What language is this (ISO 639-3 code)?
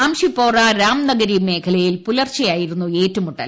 mal